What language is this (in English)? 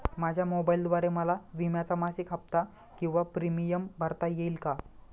Marathi